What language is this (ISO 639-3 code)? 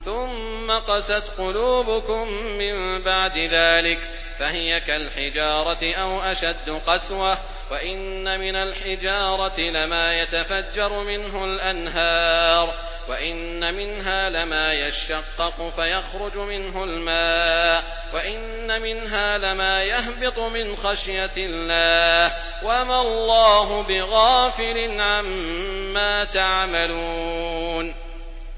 ara